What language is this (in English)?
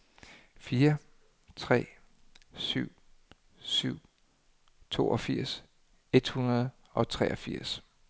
Danish